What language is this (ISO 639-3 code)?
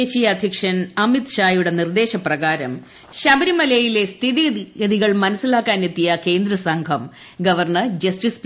mal